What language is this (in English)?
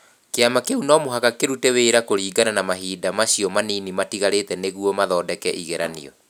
Kikuyu